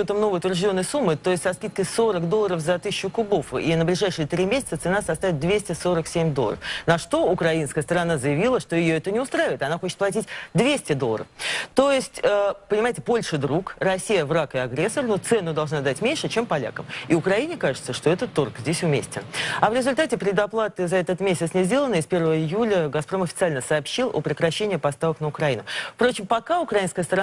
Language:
Russian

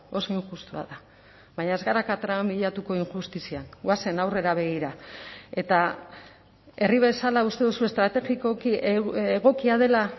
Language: Basque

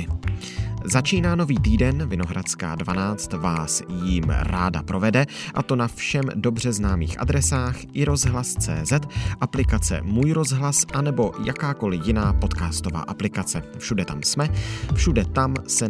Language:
Czech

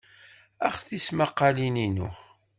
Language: Kabyle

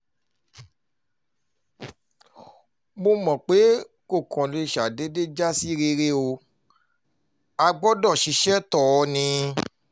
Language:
Yoruba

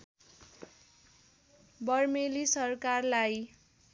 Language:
Nepali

